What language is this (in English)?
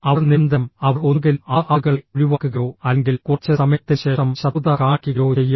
Malayalam